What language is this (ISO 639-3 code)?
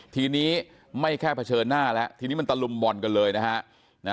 tha